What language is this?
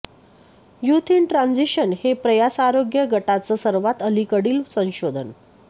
Marathi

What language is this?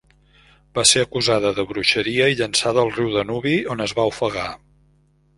Catalan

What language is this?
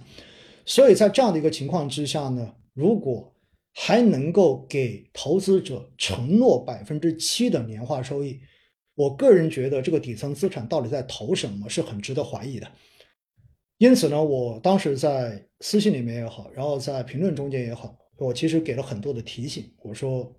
Chinese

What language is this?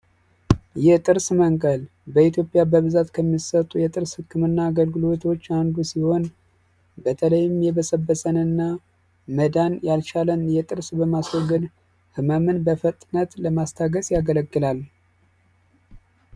Amharic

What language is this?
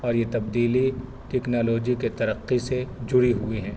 Urdu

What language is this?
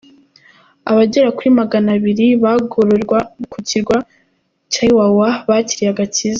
Kinyarwanda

